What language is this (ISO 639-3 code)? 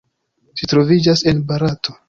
epo